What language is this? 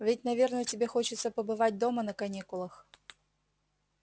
Russian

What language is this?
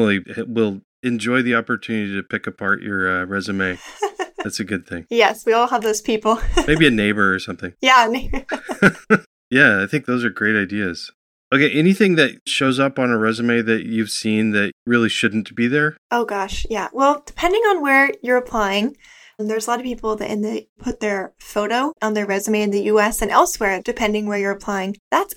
English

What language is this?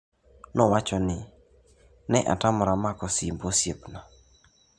Luo (Kenya and Tanzania)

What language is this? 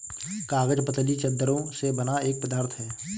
Hindi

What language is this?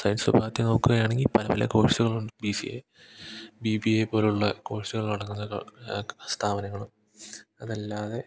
Malayalam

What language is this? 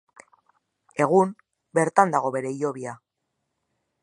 Basque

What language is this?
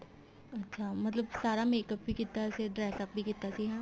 Punjabi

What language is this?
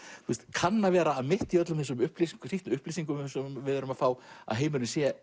Icelandic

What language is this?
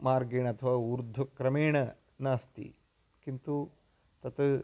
Sanskrit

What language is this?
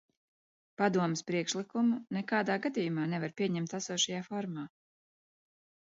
Latvian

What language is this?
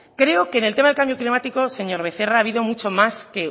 Spanish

